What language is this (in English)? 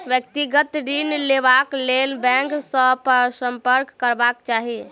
Maithili